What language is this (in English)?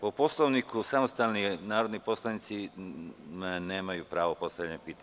Serbian